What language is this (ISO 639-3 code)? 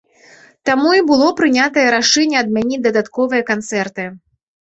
bel